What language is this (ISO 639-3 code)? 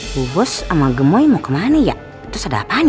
ind